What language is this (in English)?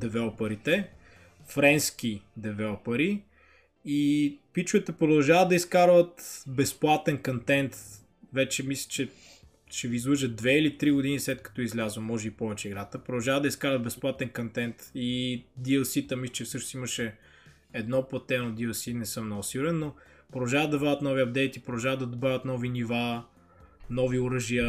Bulgarian